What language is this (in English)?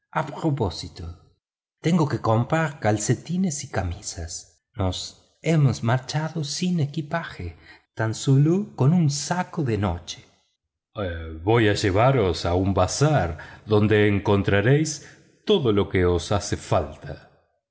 Spanish